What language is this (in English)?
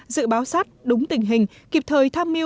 Vietnamese